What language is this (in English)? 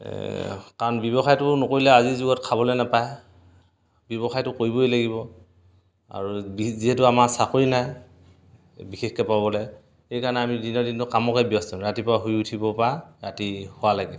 Assamese